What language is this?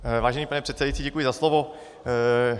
Czech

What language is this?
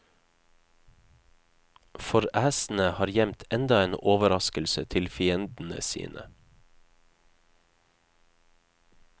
Norwegian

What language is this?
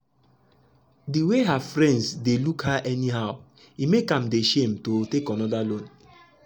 Nigerian Pidgin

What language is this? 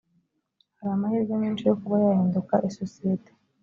Kinyarwanda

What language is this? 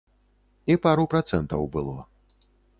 Belarusian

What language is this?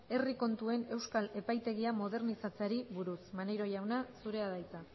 Basque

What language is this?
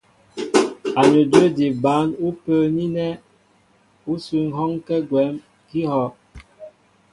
Mbo (Cameroon)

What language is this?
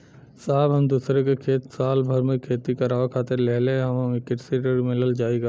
Bhojpuri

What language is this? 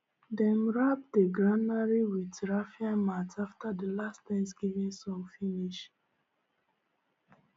Nigerian Pidgin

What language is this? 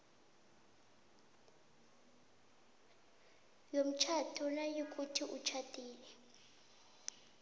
South Ndebele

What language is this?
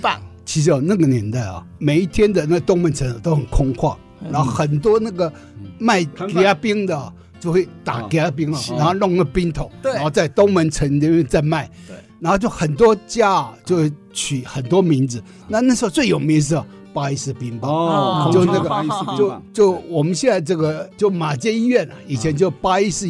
Chinese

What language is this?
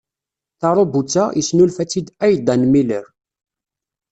Kabyle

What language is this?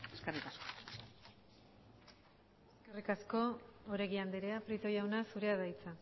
Basque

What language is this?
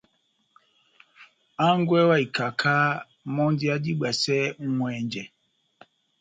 Batanga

